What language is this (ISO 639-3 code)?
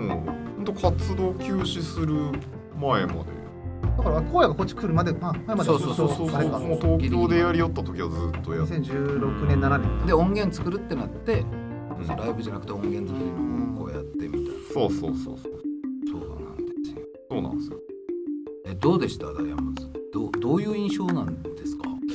jpn